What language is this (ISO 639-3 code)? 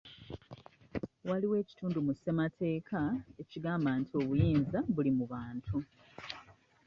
lug